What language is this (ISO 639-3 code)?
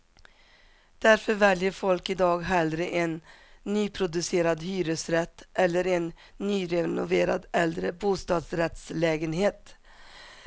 swe